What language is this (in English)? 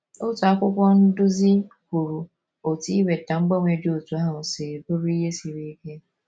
Igbo